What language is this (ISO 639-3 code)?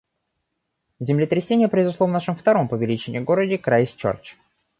rus